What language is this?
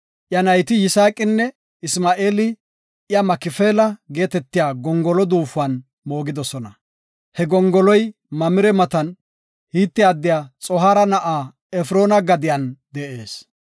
Gofa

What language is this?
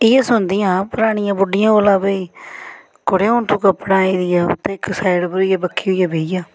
Dogri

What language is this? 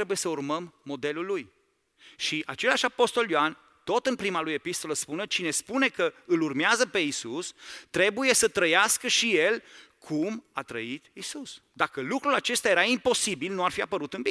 Romanian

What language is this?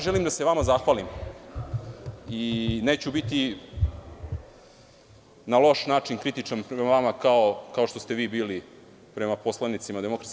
Serbian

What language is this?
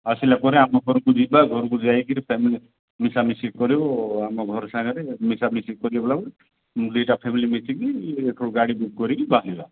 Odia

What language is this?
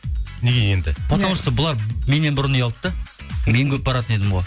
Kazakh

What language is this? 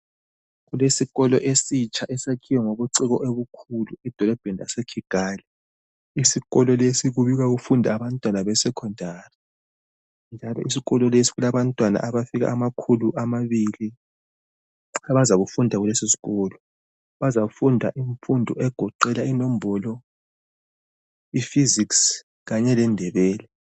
North Ndebele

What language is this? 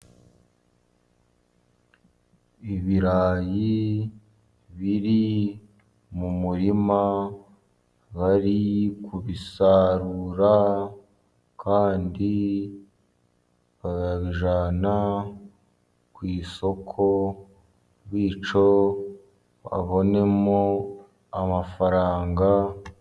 Kinyarwanda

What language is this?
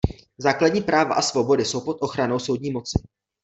Czech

